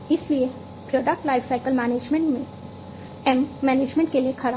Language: Hindi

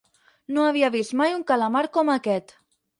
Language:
Catalan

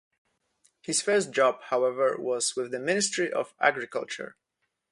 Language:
English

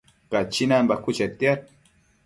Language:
Matsés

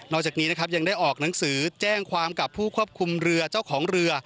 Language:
Thai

